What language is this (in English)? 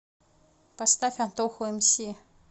Russian